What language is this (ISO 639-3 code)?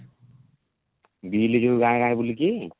ori